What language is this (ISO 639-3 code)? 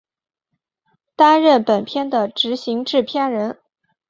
zho